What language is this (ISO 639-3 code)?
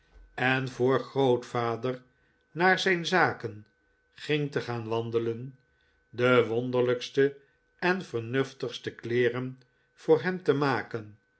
nld